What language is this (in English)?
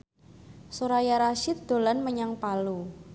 Javanese